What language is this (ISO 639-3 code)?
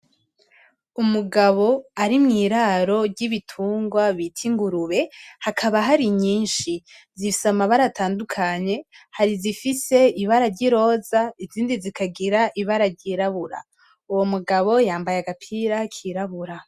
run